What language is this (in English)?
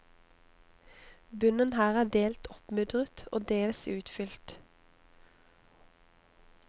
Norwegian